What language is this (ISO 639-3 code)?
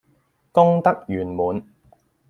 yue